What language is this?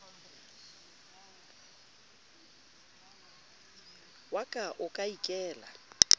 Southern Sotho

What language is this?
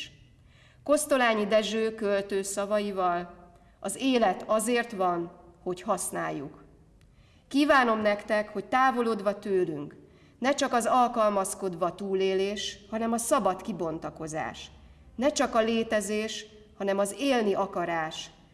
Hungarian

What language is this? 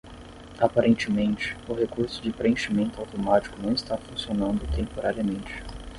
Portuguese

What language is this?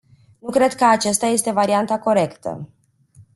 Romanian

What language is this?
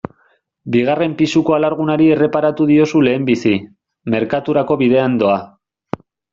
Basque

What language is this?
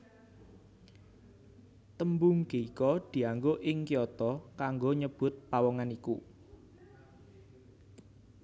Javanese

